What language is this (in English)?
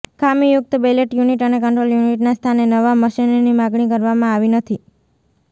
Gujarati